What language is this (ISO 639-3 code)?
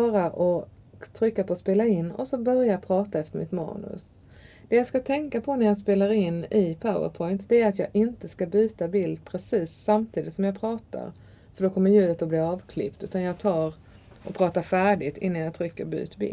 swe